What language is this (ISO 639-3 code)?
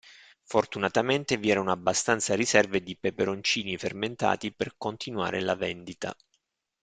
ita